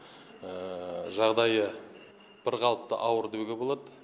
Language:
Kazakh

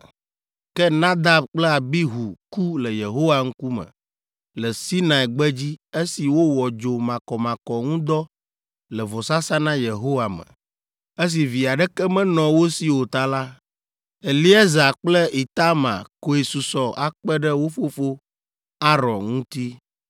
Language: Ewe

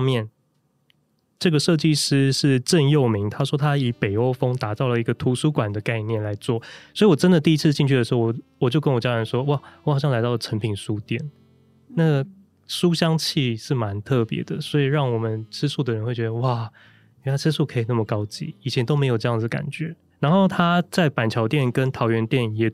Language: Chinese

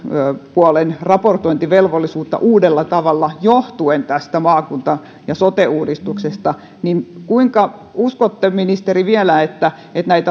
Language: Finnish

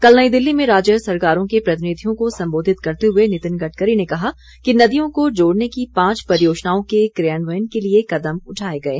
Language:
Hindi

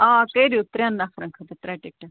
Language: Kashmiri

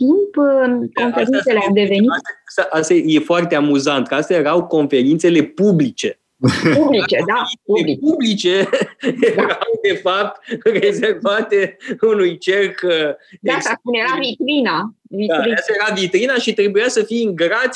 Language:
Romanian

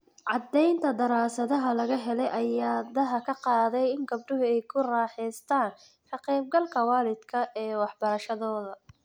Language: Somali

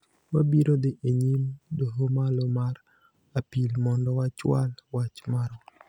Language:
Luo (Kenya and Tanzania)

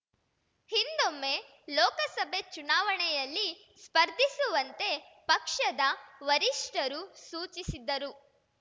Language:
Kannada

